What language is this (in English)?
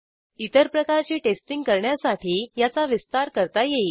Marathi